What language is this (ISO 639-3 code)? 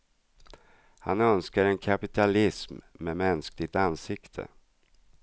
swe